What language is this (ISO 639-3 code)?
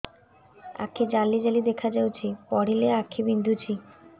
ori